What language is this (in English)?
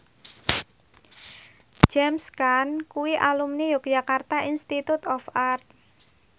Javanese